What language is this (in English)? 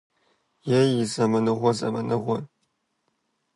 Kabardian